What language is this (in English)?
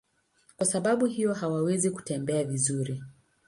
Swahili